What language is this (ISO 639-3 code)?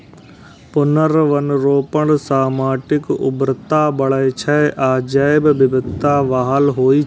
mai